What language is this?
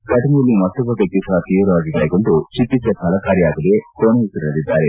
Kannada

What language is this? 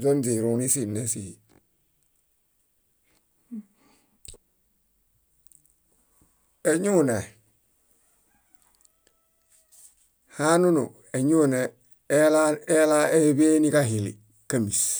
Bayot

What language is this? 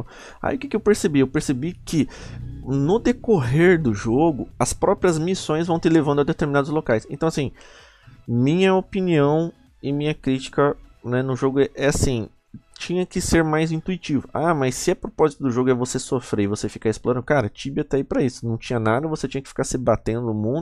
Portuguese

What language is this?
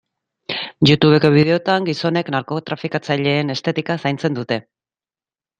Basque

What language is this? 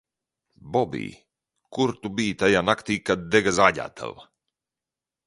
Latvian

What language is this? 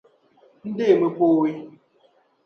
Dagbani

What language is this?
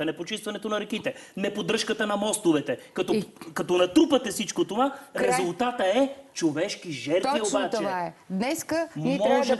Bulgarian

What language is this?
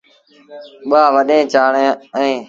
Sindhi Bhil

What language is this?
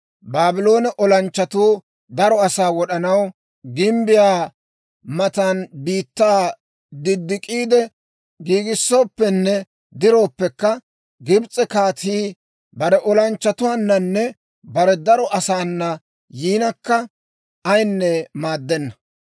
Dawro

